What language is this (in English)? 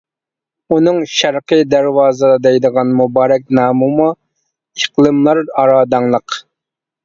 Uyghur